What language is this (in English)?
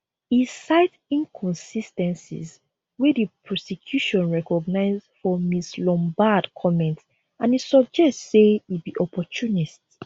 Nigerian Pidgin